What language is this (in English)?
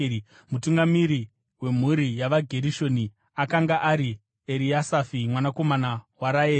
Shona